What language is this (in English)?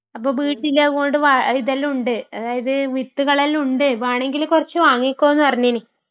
Malayalam